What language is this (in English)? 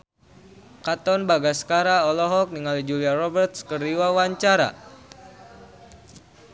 Sundanese